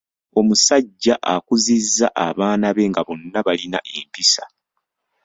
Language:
Ganda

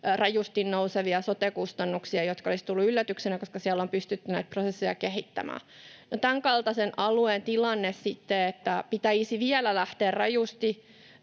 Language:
Finnish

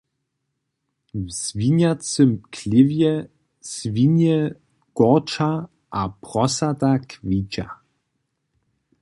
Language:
Upper Sorbian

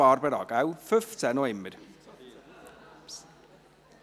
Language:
Swiss German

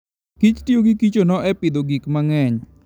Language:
Luo (Kenya and Tanzania)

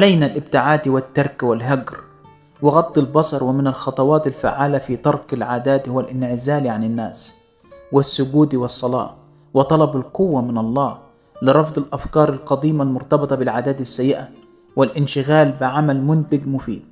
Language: Arabic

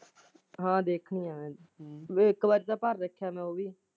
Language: Punjabi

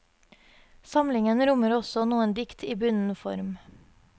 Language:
Norwegian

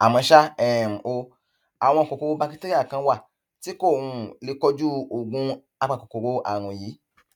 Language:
Yoruba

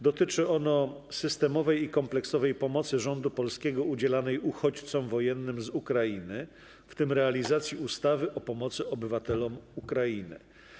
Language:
Polish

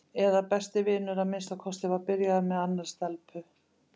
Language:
Icelandic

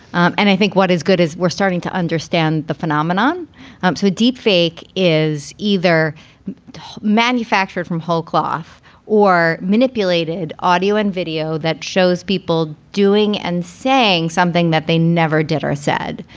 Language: English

